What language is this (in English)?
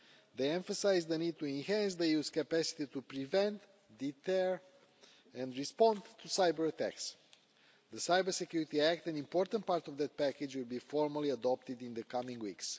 English